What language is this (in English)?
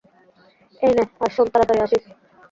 Bangla